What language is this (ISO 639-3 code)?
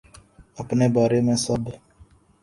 urd